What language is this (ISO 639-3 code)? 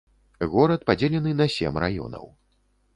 bel